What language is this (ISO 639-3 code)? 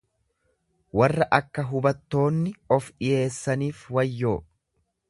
orm